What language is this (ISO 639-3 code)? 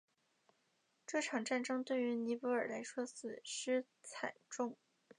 zho